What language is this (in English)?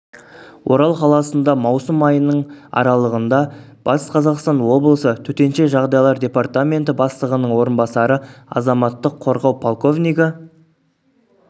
Kazakh